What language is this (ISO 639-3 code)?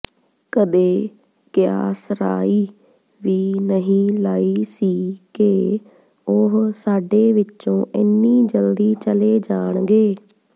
pan